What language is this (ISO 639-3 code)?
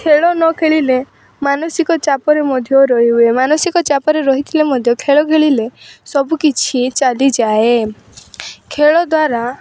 ori